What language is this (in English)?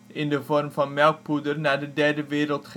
Dutch